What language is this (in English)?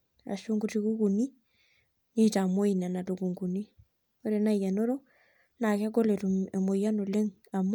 Masai